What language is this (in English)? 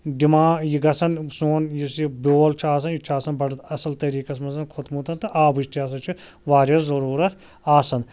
Kashmiri